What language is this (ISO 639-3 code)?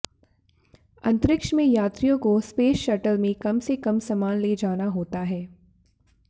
hin